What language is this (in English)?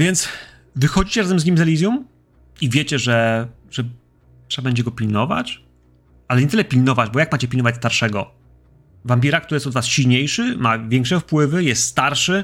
Polish